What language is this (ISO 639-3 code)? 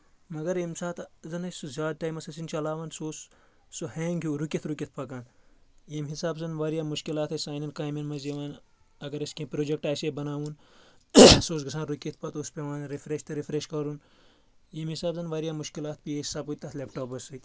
kas